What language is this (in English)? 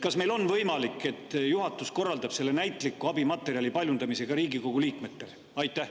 Estonian